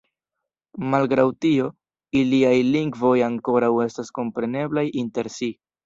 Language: Esperanto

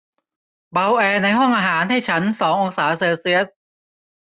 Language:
Thai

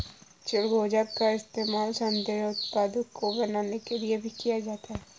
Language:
Hindi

